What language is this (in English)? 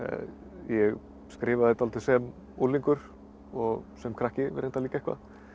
Icelandic